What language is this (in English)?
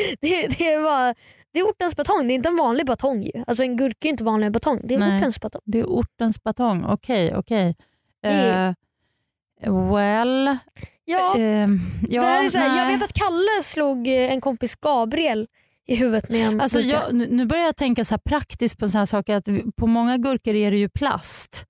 Swedish